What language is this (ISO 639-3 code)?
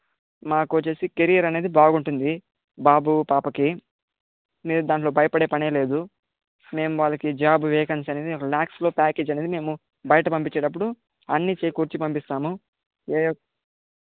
tel